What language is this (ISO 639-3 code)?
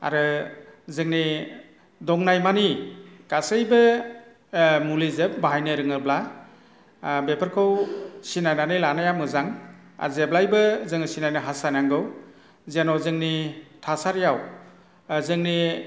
brx